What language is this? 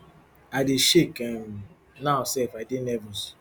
Nigerian Pidgin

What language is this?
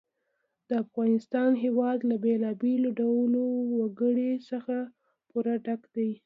Pashto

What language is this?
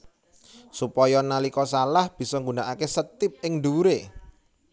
Javanese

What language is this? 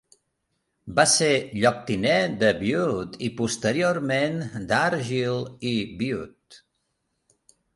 Catalan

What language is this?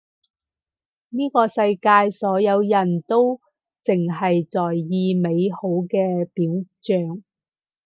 Cantonese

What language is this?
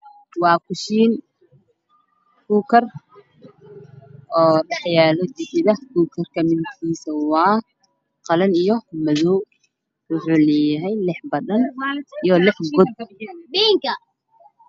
Somali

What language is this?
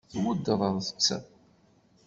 Kabyle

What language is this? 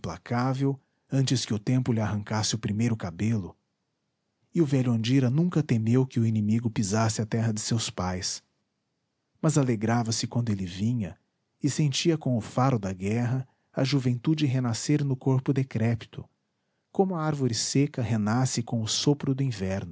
Portuguese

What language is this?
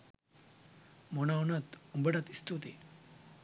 Sinhala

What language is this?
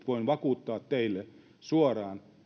Finnish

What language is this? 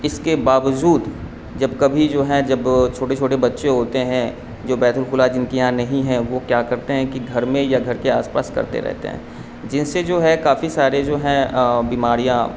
Urdu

